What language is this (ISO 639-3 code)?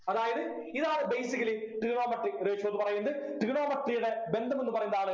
mal